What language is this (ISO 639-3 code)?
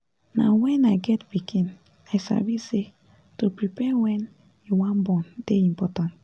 pcm